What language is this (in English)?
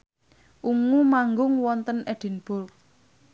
Javanese